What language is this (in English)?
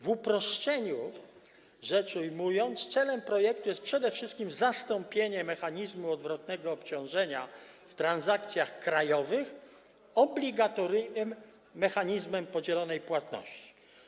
Polish